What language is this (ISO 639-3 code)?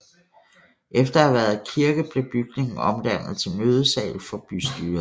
dan